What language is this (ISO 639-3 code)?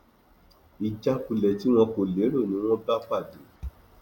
yor